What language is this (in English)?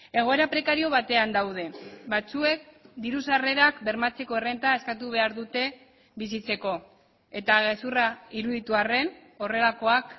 Basque